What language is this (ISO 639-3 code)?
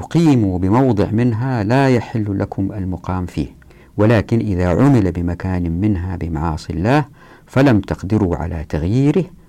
ara